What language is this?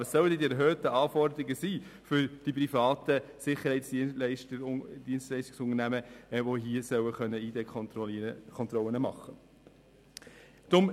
Swiss German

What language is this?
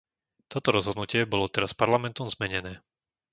Slovak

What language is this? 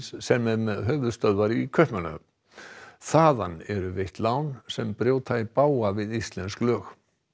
Icelandic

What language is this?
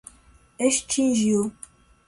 Portuguese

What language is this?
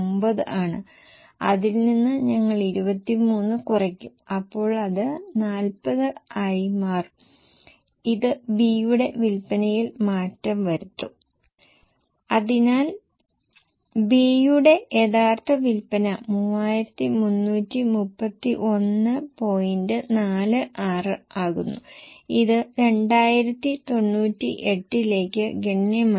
Malayalam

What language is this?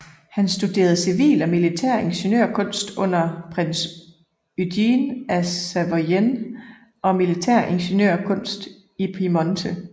Danish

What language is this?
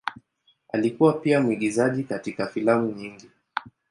Swahili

